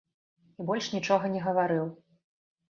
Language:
Belarusian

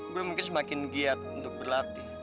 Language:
Indonesian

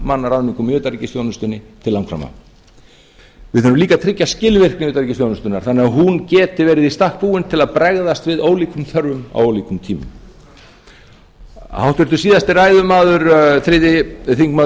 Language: Icelandic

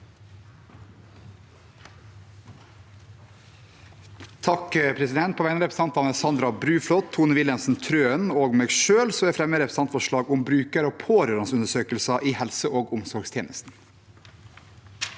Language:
Norwegian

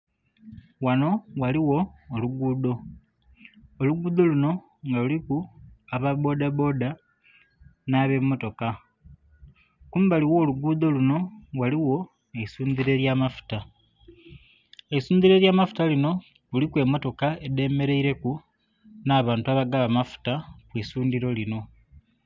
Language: Soga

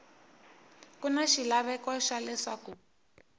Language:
Tsonga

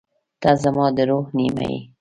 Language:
Pashto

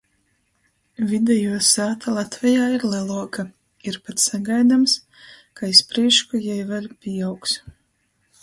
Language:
Latgalian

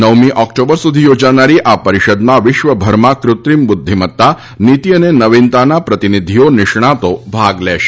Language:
Gujarati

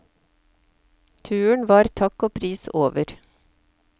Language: Norwegian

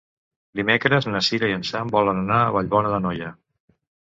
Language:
Catalan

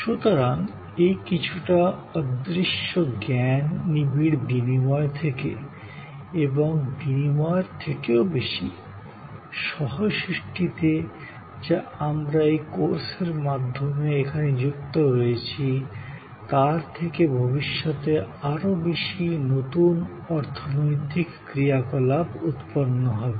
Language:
Bangla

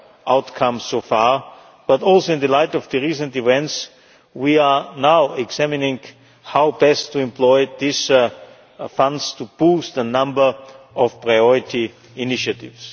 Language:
English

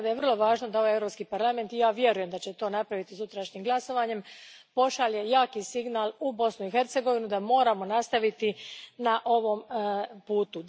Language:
Croatian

